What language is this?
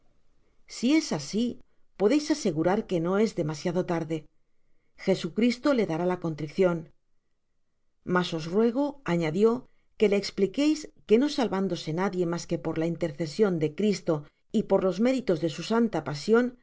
Spanish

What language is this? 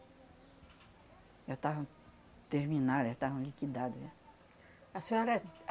Portuguese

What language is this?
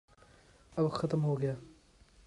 Urdu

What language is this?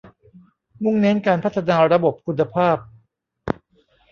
Thai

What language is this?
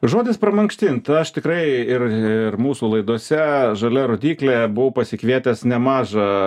Lithuanian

